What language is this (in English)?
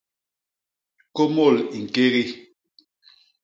Basaa